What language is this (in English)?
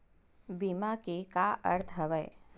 Chhattisgarhi